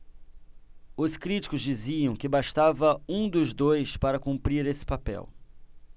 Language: Portuguese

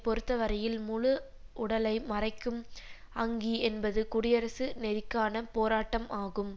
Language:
Tamil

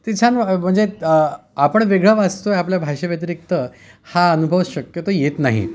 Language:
Marathi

